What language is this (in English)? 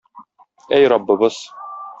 Tatar